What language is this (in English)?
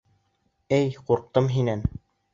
Bashkir